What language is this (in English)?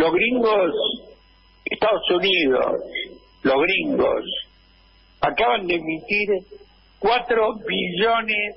Spanish